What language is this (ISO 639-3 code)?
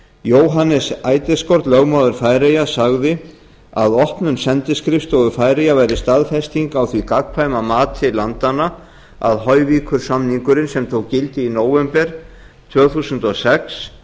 isl